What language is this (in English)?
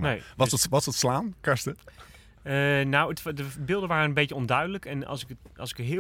Dutch